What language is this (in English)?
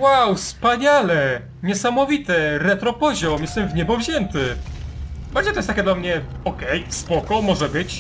Polish